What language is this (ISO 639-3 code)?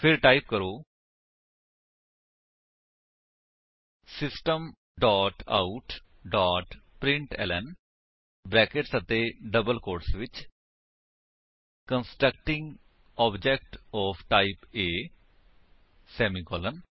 pan